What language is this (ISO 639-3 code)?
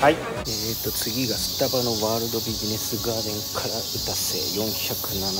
jpn